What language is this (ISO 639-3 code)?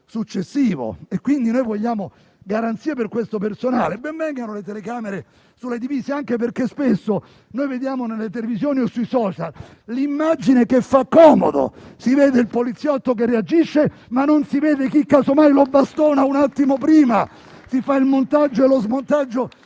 ita